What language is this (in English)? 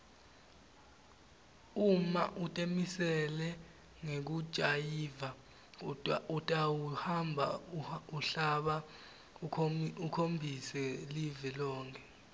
Swati